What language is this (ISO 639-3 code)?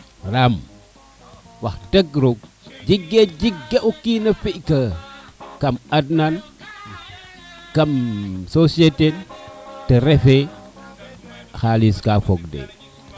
srr